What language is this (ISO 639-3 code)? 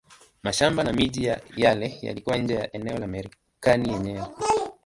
swa